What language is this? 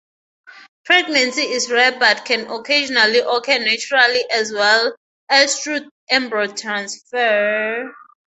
English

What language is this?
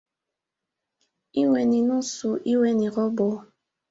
Swahili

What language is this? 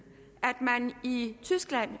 Danish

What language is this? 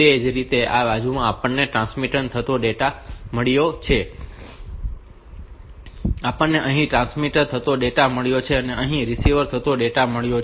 Gujarati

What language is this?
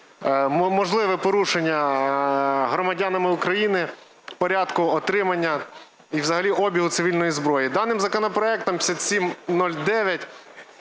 Ukrainian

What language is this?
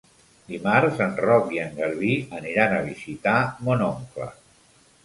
Catalan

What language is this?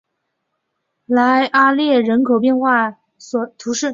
Chinese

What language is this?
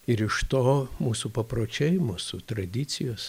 Lithuanian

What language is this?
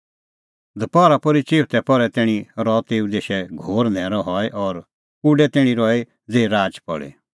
Kullu Pahari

